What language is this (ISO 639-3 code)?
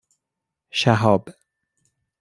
fas